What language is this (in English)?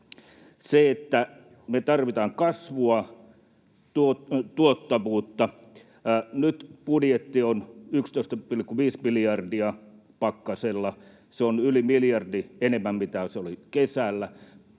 Finnish